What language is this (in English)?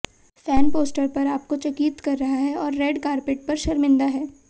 Hindi